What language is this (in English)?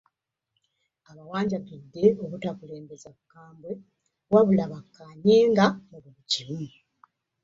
Ganda